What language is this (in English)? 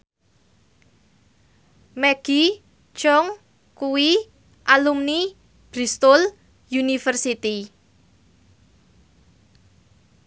Javanese